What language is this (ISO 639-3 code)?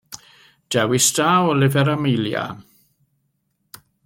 cym